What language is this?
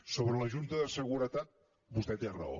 Catalan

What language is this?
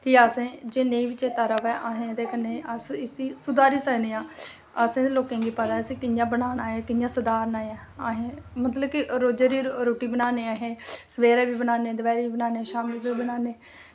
Dogri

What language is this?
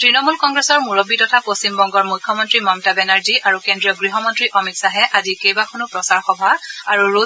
Assamese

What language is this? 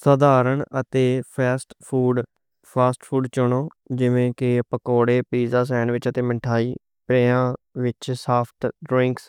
Western Panjabi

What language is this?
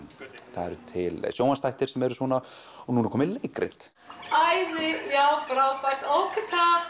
Icelandic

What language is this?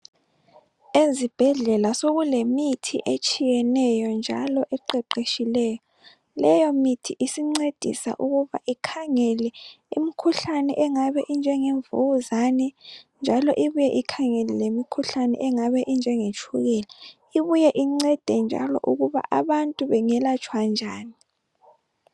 North Ndebele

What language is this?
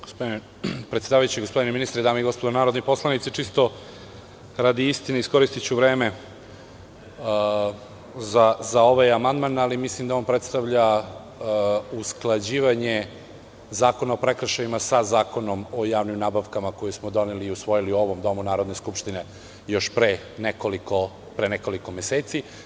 Serbian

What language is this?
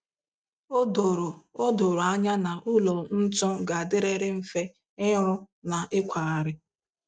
Igbo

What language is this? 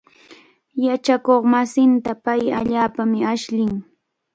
Cajatambo North Lima Quechua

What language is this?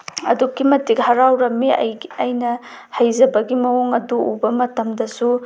Manipuri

